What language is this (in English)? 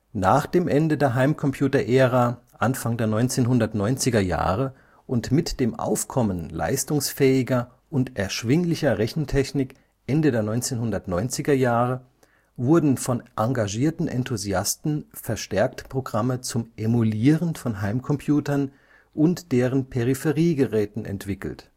German